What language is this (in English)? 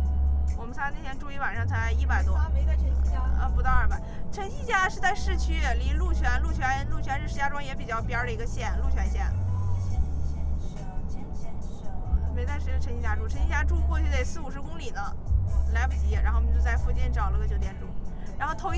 Chinese